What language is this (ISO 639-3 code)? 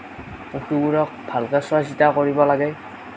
asm